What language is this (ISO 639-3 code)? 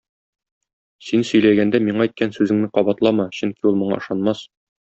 tat